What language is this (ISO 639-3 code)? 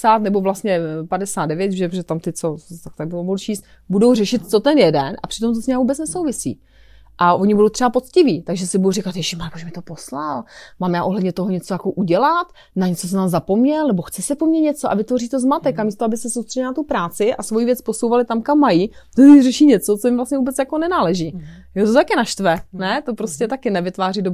ces